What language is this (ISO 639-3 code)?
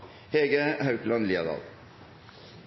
nno